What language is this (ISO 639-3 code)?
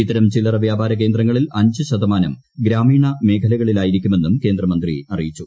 mal